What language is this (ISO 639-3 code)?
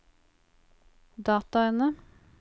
nor